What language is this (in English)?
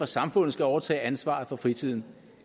Danish